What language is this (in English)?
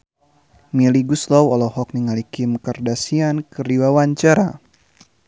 Sundanese